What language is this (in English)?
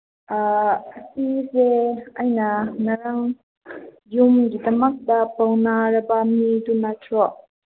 Manipuri